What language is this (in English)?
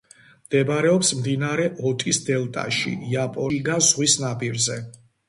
Georgian